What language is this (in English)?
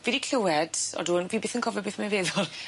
Welsh